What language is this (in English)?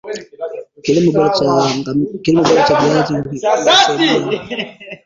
Swahili